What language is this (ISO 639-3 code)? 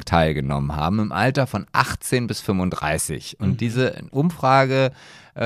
deu